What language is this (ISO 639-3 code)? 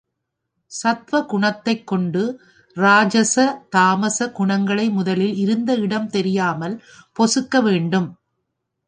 tam